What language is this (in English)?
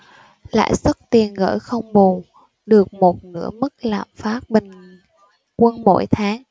Vietnamese